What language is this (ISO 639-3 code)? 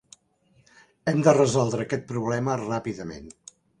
cat